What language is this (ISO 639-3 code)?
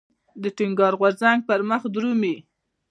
pus